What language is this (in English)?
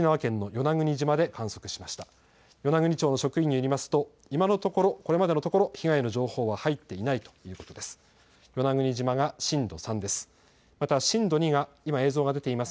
Japanese